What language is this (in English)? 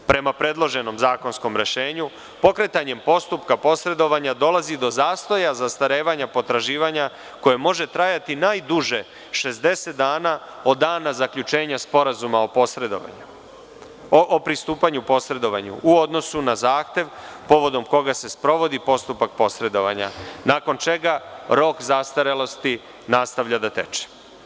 Serbian